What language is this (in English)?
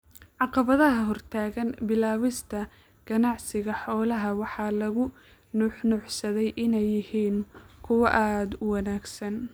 Somali